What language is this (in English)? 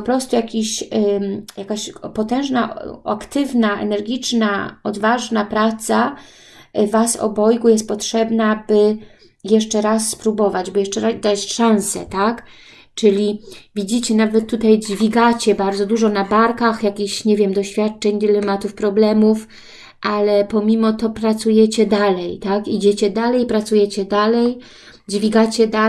Polish